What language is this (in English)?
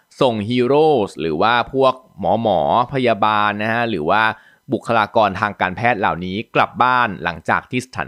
Thai